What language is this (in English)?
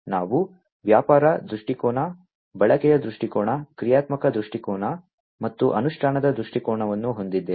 Kannada